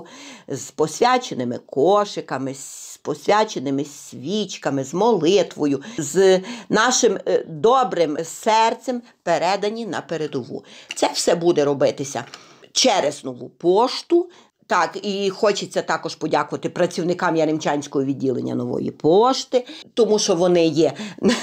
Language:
Ukrainian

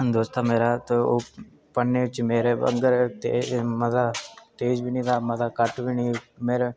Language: Dogri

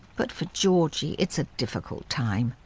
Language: English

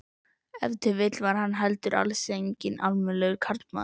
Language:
Icelandic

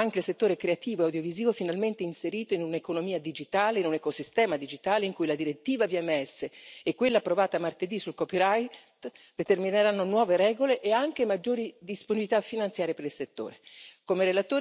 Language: Italian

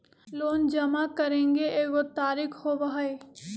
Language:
Magahi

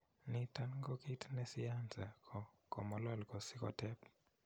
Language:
Kalenjin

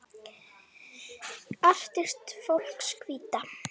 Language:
Icelandic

